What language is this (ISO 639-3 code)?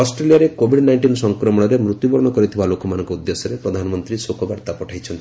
ori